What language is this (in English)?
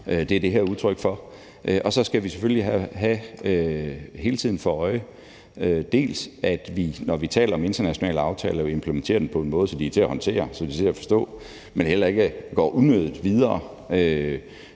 Danish